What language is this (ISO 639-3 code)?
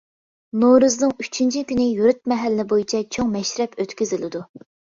uig